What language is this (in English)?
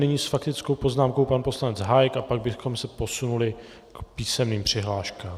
Czech